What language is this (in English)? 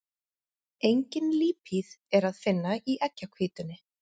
Icelandic